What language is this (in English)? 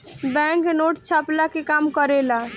Bhojpuri